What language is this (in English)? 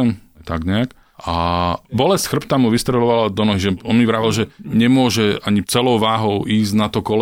Slovak